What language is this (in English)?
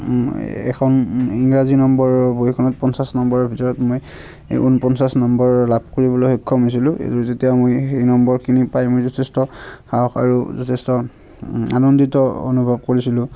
Assamese